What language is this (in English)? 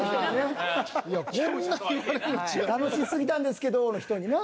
Japanese